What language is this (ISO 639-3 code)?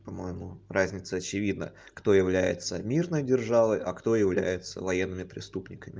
rus